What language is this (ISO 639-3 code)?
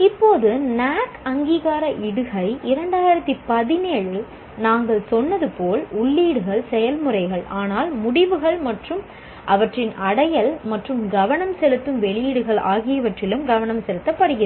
tam